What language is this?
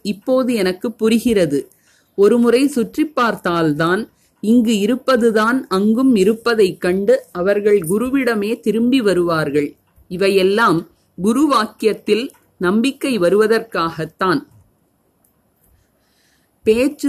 Tamil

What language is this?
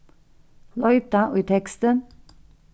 Faroese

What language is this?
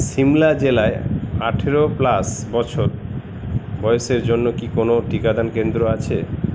Bangla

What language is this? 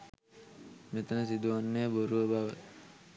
Sinhala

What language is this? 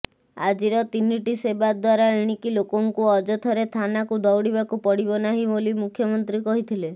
Odia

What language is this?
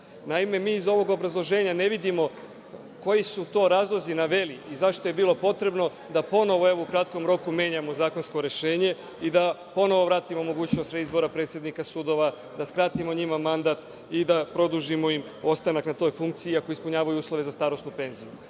Serbian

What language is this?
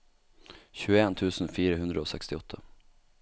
Norwegian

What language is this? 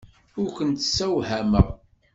Kabyle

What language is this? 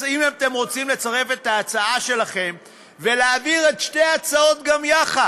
Hebrew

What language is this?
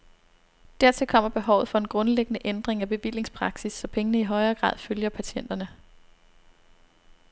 Danish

